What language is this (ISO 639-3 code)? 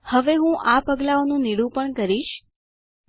guj